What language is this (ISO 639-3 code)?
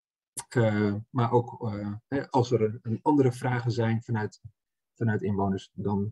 nld